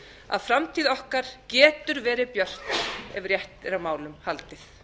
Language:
Icelandic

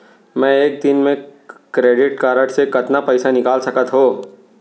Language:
Chhattisgarhi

